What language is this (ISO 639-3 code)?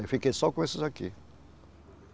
por